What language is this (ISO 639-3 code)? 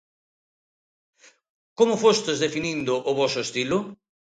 glg